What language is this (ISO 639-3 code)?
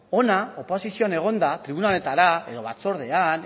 eus